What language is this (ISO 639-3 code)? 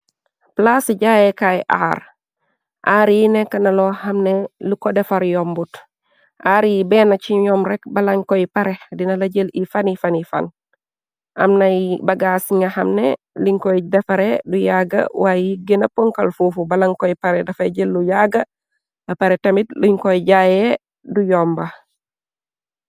wol